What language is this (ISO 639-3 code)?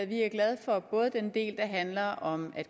dan